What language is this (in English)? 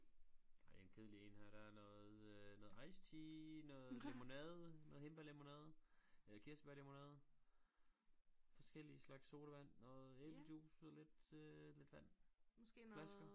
Danish